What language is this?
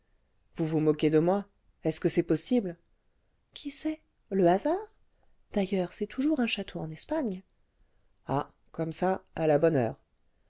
French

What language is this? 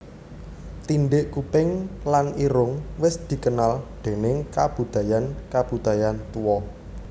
Javanese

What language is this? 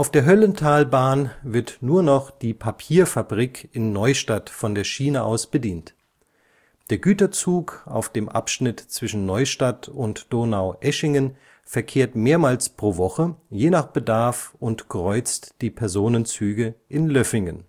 German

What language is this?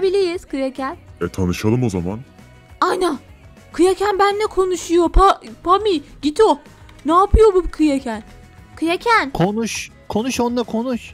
Turkish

